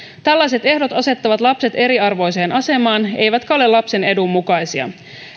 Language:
Finnish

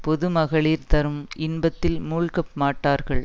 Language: Tamil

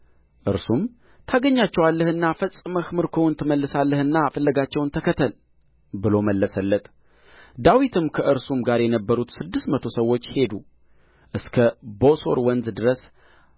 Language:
Amharic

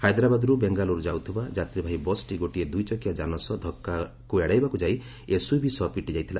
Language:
Odia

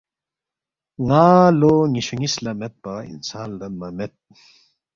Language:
Balti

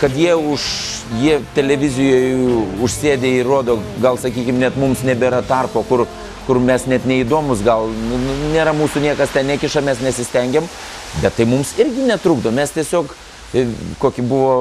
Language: Lithuanian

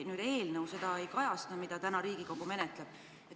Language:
Estonian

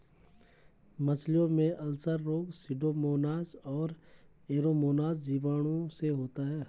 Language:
Hindi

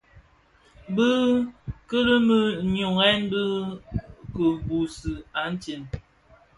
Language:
Bafia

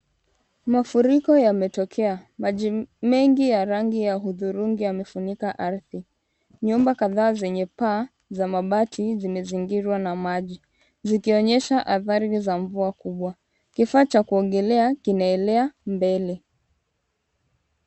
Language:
Swahili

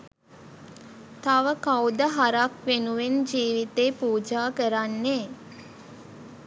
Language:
Sinhala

